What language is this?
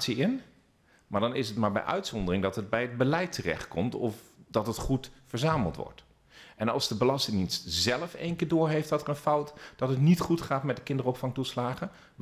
Dutch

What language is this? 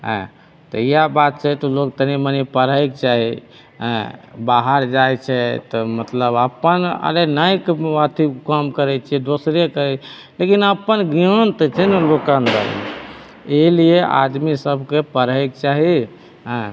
Maithili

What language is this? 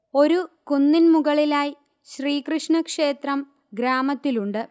Malayalam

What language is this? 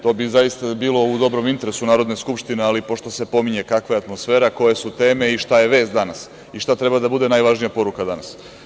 Serbian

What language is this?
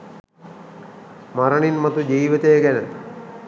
Sinhala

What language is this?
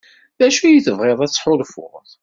Kabyle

